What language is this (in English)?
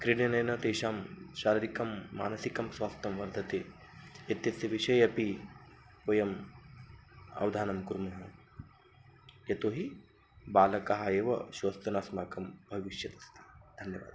Sanskrit